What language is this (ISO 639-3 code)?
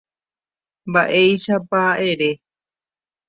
grn